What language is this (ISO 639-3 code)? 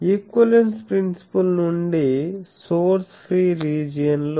tel